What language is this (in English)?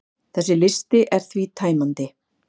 Icelandic